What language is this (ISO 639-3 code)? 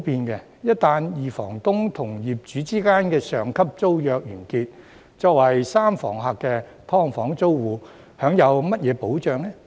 yue